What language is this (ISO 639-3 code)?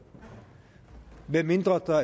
dan